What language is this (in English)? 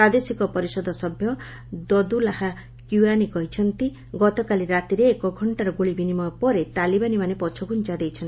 Odia